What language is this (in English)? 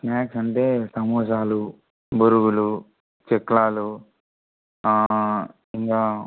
Telugu